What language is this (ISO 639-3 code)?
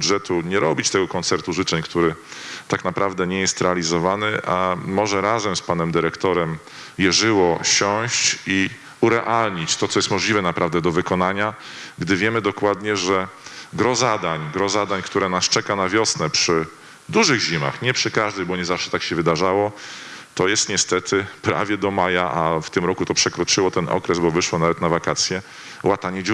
pol